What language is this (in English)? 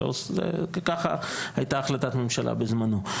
Hebrew